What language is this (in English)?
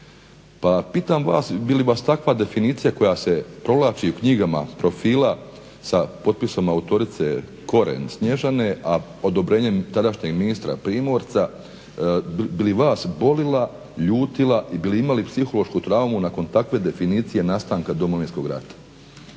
Croatian